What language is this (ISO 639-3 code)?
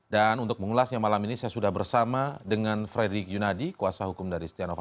ind